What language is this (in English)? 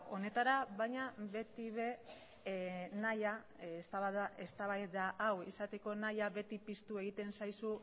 Basque